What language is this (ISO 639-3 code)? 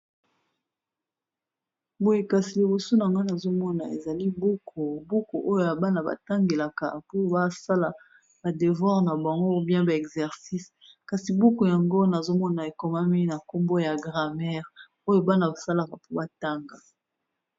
lin